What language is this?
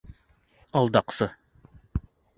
Bashkir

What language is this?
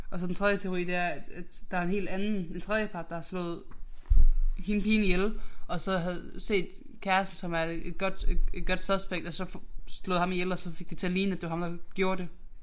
Danish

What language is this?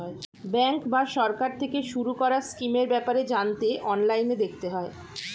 Bangla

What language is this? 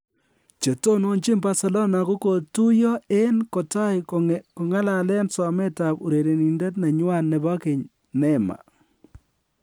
Kalenjin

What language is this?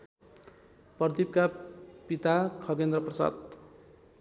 Nepali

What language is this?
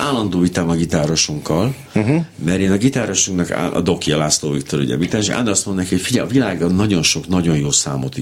Hungarian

